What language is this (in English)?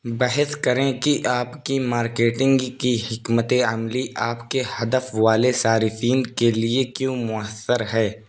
Urdu